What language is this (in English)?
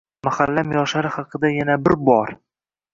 Uzbek